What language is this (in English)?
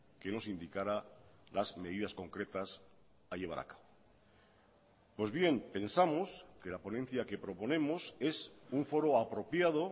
Spanish